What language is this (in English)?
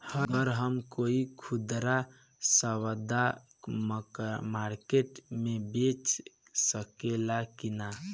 Bhojpuri